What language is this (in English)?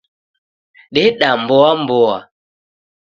Taita